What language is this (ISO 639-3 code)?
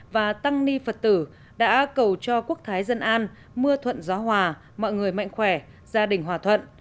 vie